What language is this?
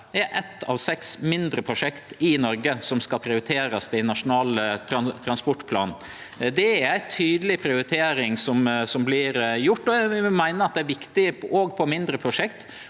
Norwegian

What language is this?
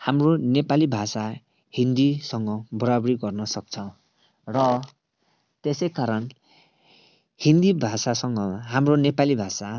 Nepali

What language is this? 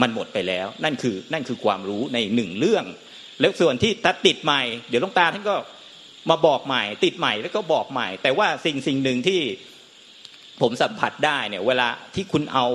Thai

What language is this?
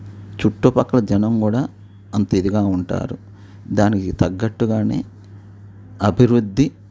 Telugu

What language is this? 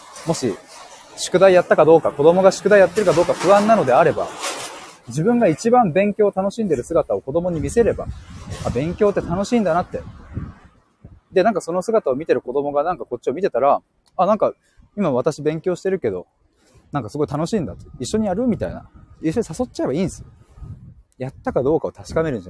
Japanese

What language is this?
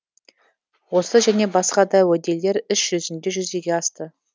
Kazakh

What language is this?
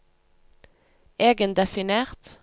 Norwegian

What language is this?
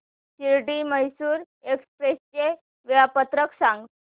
Marathi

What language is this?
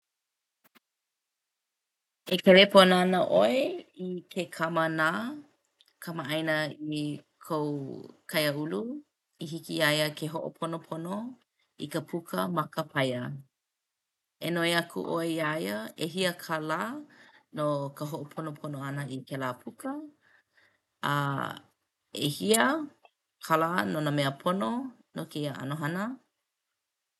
Hawaiian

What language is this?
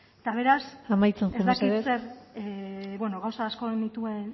Basque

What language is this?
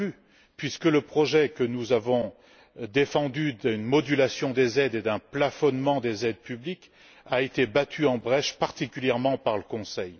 French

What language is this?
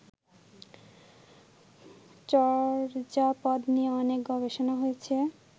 Bangla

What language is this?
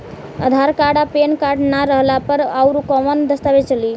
Bhojpuri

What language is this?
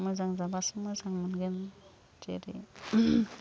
Bodo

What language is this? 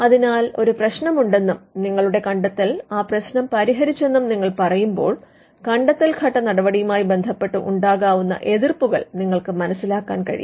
Malayalam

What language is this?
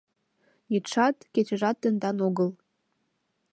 Mari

